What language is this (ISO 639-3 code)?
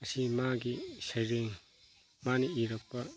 mni